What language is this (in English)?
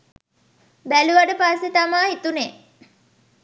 Sinhala